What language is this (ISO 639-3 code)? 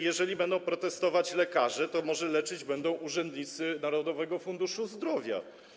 pol